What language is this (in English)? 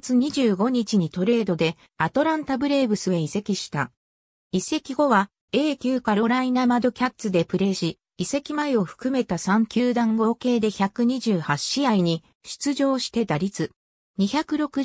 Japanese